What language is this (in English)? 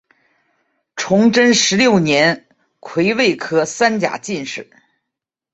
Chinese